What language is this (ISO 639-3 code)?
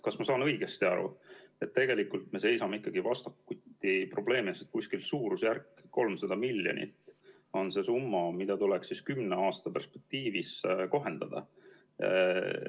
est